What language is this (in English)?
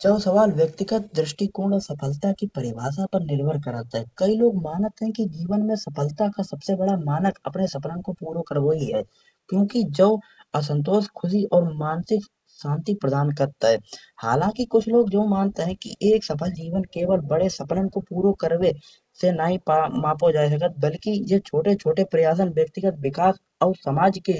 Kanauji